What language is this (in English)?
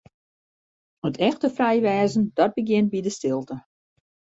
Western Frisian